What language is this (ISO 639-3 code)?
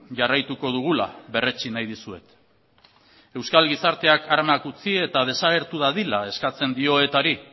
eus